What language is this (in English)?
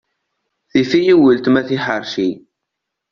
Kabyle